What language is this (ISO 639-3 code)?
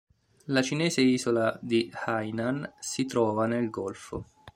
ita